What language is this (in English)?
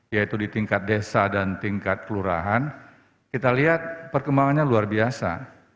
Indonesian